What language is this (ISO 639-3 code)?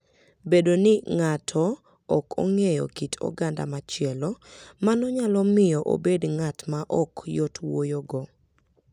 luo